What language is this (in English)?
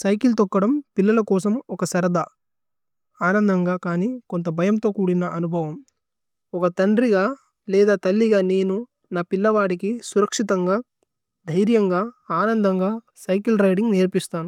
Tulu